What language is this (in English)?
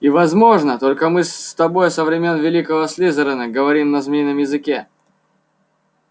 Russian